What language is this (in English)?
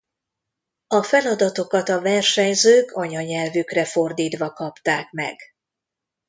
Hungarian